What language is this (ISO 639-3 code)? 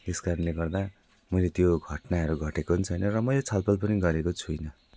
nep